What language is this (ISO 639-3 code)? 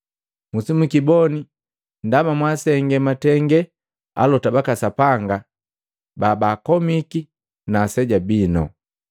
mgv